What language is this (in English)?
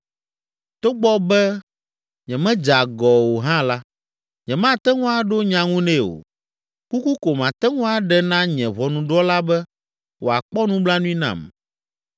Ewe